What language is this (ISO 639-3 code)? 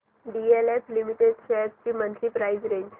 mar